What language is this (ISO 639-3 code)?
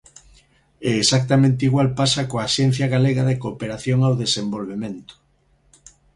glg